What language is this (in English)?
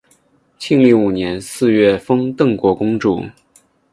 Chinese